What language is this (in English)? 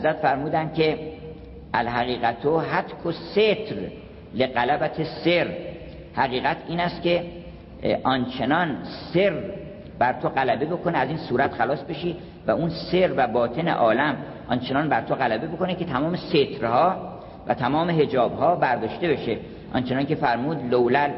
Persian